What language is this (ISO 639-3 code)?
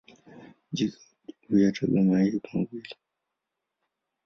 swa